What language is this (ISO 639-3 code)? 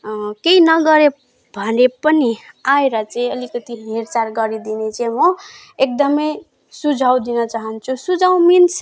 nep